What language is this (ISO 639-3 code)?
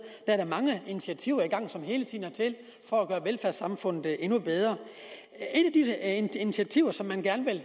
dan